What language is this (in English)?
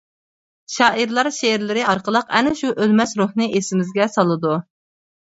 Uyghur